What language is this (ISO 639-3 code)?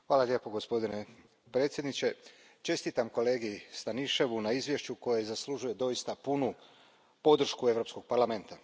hrv